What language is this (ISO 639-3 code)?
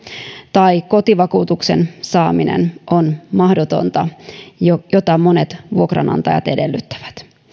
fin